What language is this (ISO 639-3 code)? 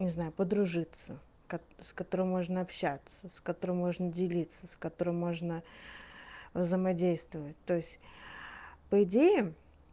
rus